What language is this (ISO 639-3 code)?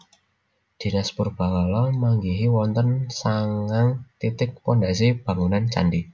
jav